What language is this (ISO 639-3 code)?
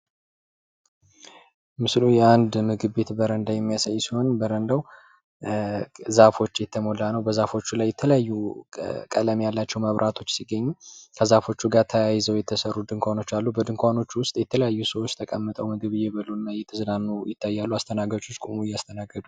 amh